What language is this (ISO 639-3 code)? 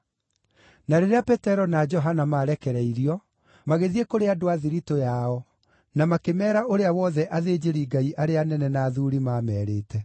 kik